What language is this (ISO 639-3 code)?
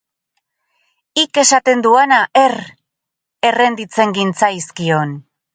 eus